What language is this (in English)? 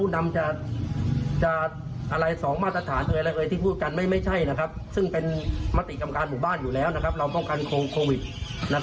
Thai